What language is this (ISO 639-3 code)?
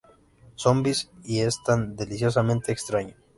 spa